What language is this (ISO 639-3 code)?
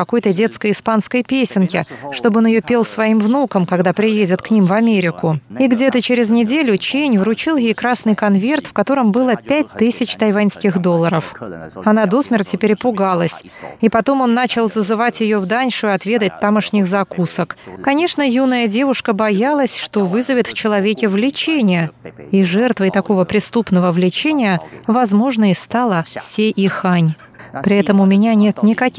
rus